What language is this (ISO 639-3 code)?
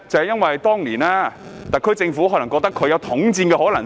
yue